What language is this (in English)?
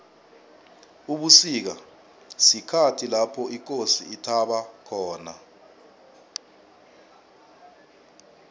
South Ndebele